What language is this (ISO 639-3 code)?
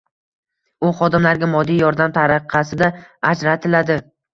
uzb